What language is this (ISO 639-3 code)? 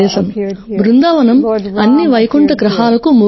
tel